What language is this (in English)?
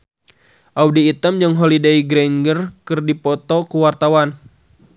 Sundanese